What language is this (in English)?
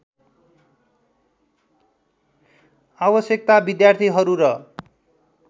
Nepali